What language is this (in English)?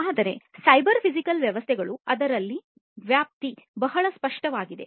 Kannada